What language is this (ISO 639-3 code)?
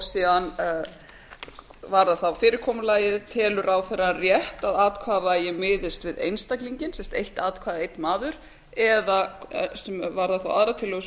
isl